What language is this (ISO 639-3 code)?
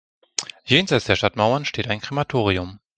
deu